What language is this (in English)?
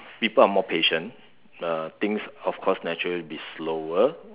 English